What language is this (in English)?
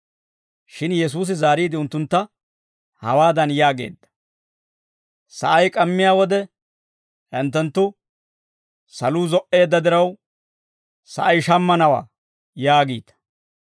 Dawro